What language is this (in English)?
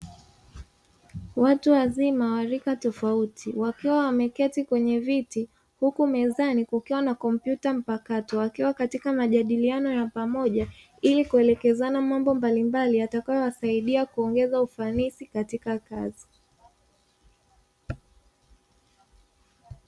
Swahili